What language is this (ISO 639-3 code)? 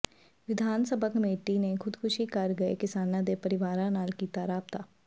pan